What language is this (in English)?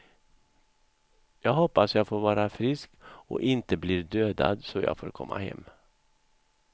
Swedish